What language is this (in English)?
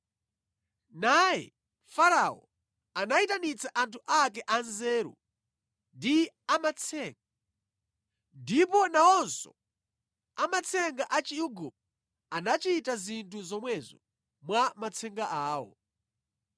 Nyanja